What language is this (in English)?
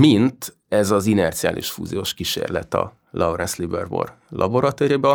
Hungarian